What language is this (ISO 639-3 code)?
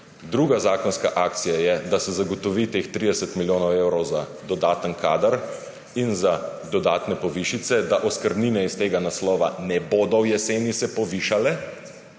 slv